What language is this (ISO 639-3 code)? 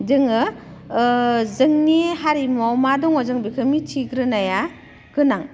brx